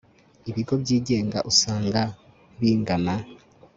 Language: Kinyarwanda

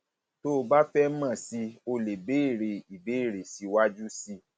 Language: Yoruba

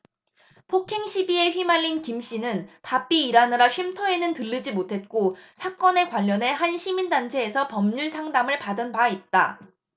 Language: Korean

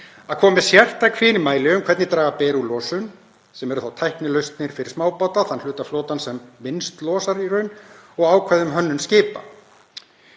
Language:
Icelandic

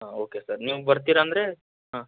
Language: Kannada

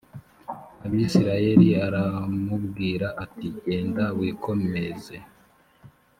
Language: Kinyarwanda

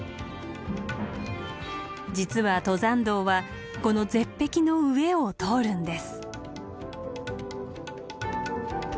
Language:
Japanese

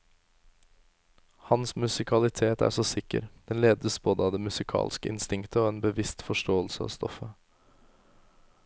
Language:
Norwegian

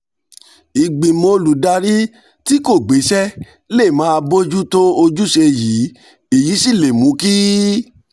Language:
Yoruba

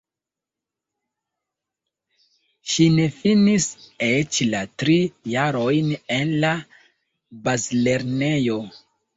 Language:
Esperanto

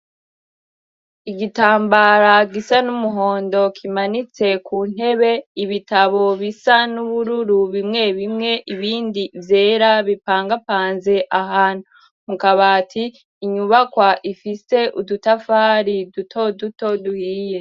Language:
Rundi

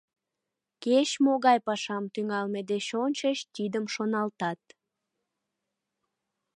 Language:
Mari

